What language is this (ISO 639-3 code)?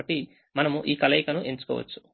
tel